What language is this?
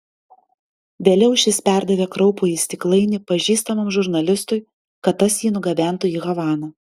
Lithuanian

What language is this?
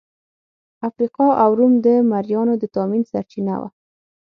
Pashto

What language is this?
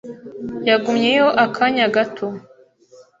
Kinyarwanda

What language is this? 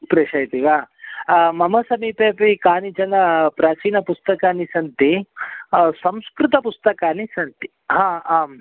Sanskrit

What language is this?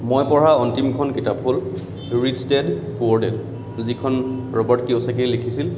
Assamese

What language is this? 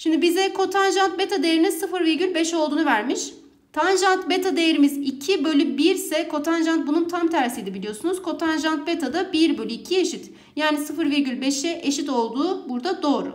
Turkish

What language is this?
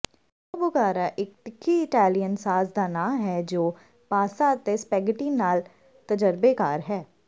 Punjabi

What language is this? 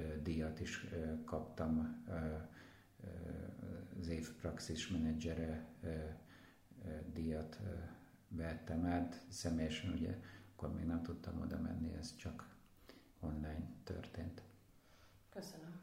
Hungarian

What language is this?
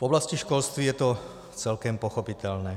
Czech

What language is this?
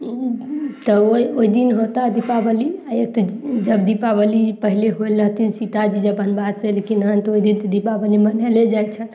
Maithili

